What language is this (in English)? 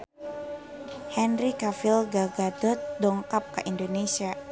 Sundanese